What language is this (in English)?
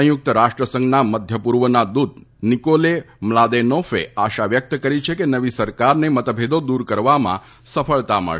Gujarati